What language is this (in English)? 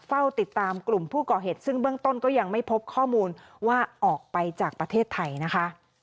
Thai